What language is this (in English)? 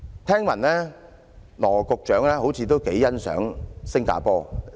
Cantonese